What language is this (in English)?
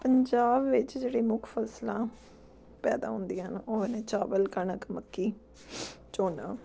Punjabi